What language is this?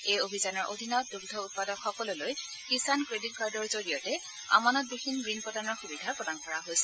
Assamese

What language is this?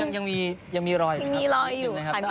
Thai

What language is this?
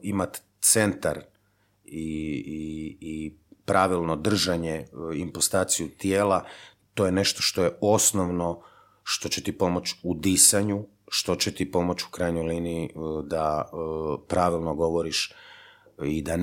Croatian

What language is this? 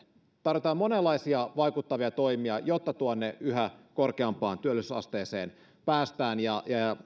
Finnish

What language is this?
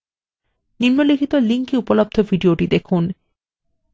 Bangla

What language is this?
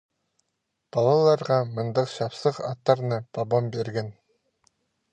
Khakas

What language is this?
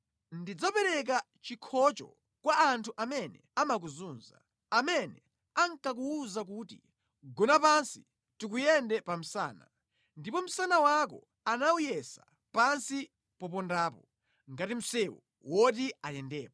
Nyanja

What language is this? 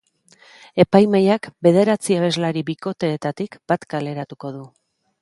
Basque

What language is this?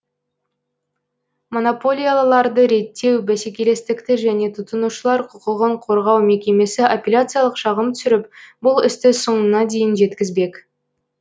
Kazakh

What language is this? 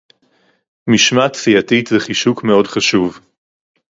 Hebrew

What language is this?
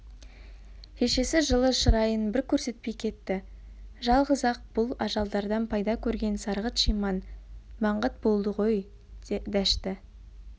Kazakh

